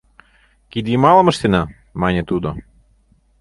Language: Mari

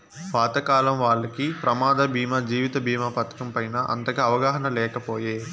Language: Telugu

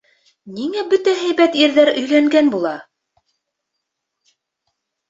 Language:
Bashkir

